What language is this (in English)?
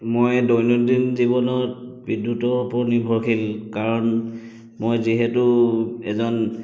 Assamese